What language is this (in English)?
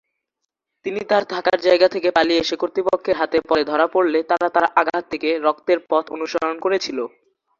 Bangla